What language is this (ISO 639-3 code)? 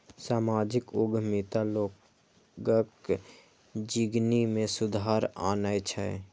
mai